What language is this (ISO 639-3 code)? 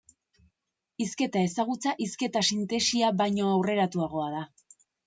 eus